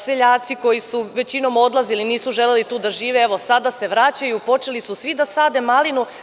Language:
Serbian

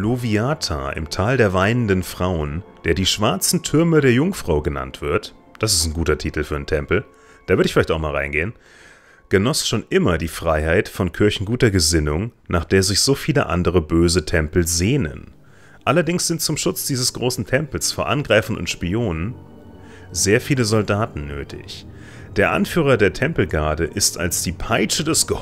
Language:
German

